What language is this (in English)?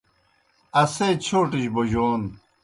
Kohistani Shina